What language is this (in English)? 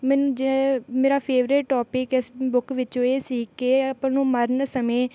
Punjabi